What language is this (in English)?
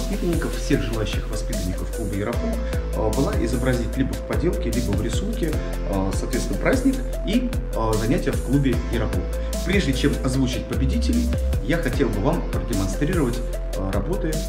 Russian